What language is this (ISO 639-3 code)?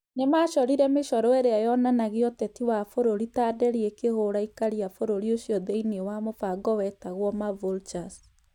kik